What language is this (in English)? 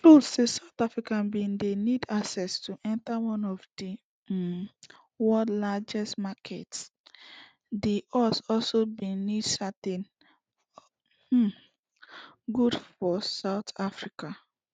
Nigerian Pidgin